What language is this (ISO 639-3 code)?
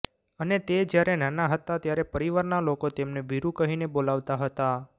guj